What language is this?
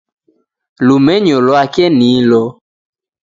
Taita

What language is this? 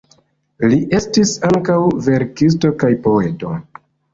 Esperanto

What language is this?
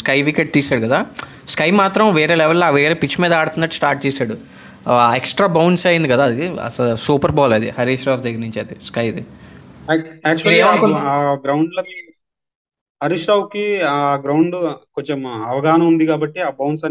Telugu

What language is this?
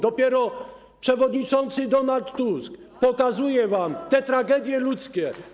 Polish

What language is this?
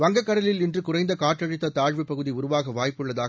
Tamil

